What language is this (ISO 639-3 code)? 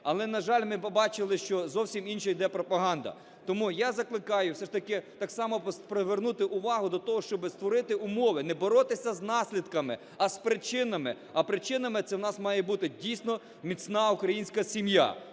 ukr